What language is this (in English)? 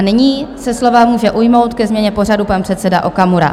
Czech